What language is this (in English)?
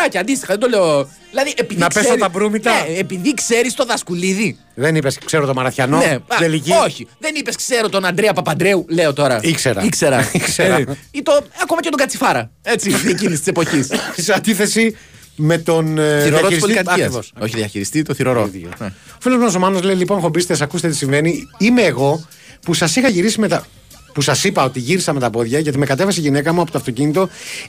Greek